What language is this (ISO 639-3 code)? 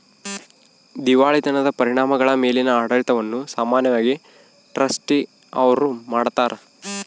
kan